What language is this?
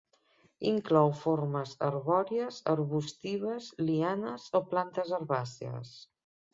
Catalan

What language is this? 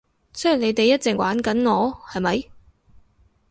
Cantonese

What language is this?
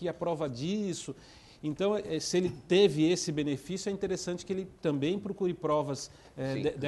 Portuguese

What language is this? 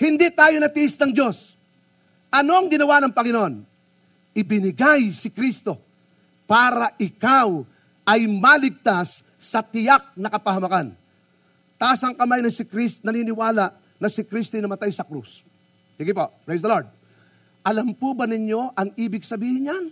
Filipino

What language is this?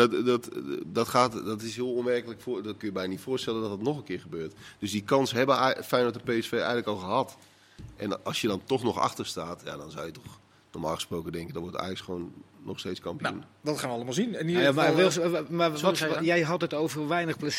Dutch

